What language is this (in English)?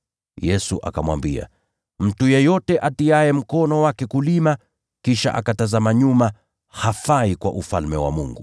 Swahili